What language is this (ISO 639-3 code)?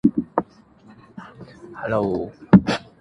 zho